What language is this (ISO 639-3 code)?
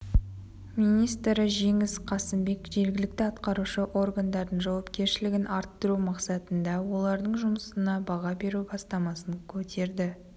kaz